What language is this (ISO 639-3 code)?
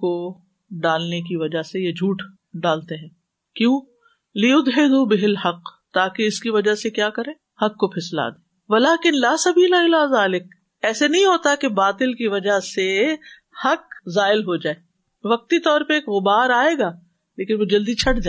urd